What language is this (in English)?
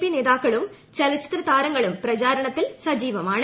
Malayalam